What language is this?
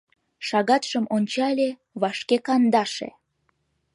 Mari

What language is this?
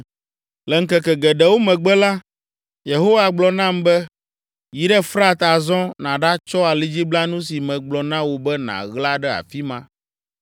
Ewe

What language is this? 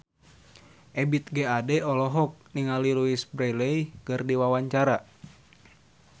Sundanese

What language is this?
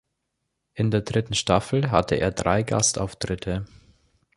German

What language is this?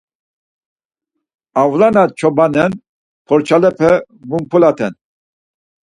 Laz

